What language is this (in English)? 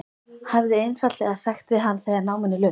Icelandic